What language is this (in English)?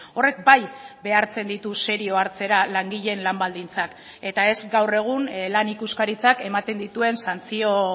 Basque